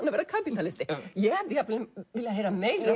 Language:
Icelandic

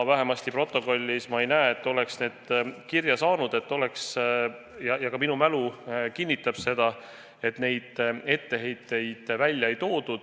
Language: Estonian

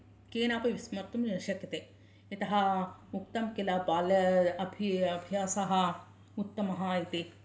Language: Sanskrit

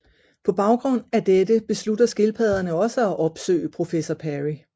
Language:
Danish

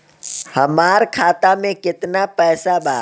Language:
Bhojpuri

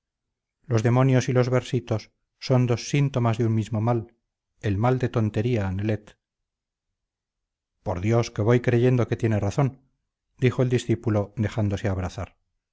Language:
Spanish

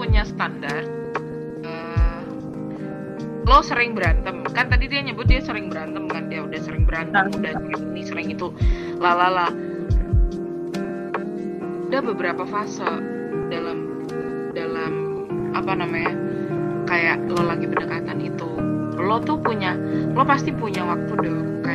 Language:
Indonesian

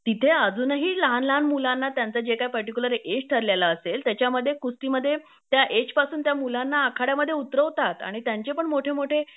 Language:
Marathi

